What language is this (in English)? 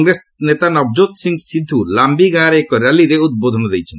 Odia